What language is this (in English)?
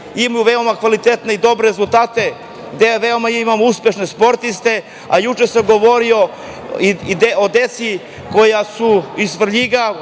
Serbian